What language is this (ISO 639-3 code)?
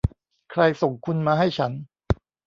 tha